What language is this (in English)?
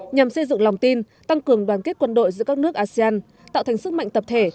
Vietnamese